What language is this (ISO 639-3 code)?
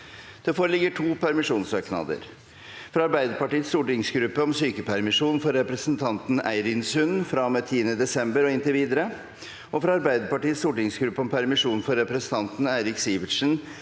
nor